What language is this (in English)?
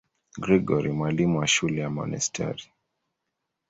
Swahili